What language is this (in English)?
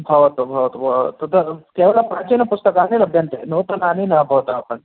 Sanskrit